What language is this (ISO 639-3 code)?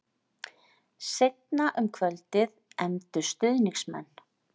isl